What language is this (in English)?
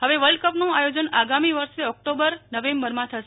Gujarati